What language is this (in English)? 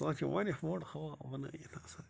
Kashmiri